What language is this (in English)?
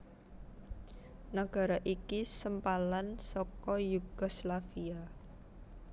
Javanese